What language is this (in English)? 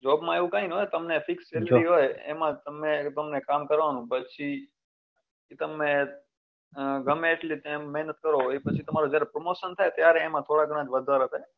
Gujarati